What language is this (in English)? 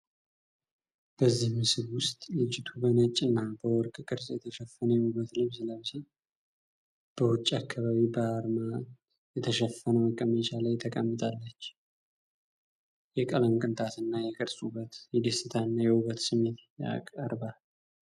Amharic